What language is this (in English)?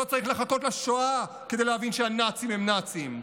Hebrew